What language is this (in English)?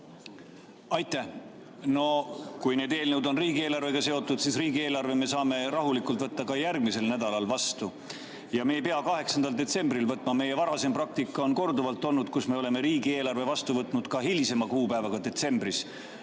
Estonian